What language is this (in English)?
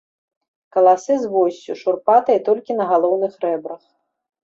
Belarusian